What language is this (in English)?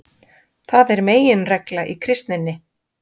Icelandic